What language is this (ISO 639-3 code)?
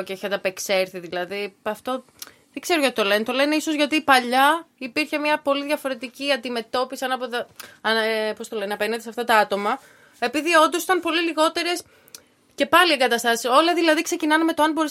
ell